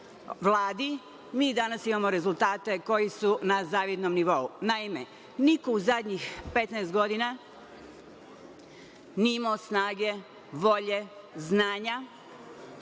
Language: Serbian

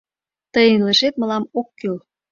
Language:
Mari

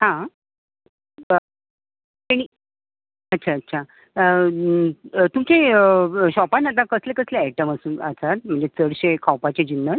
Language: Konkani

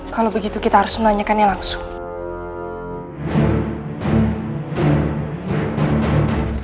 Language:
Indonesian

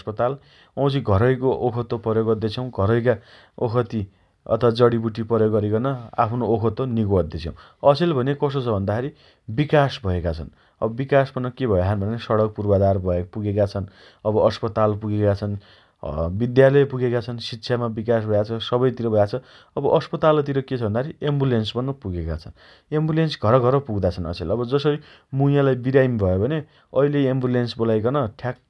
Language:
Dotyali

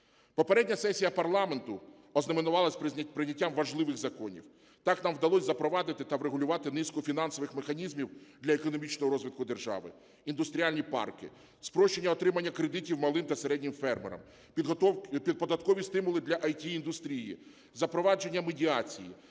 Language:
Ukrainian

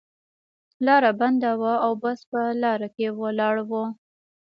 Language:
Pashto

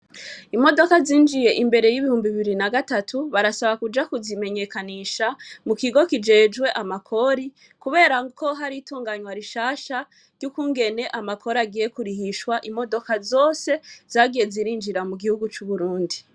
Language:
Rundi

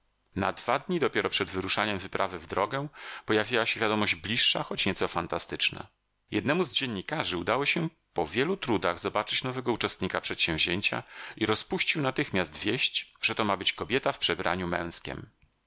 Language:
Polish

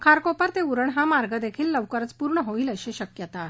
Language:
Marathi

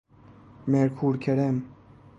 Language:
Persian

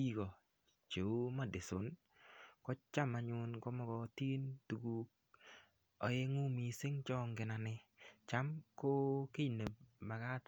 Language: Kalenjin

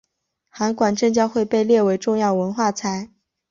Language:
Chinese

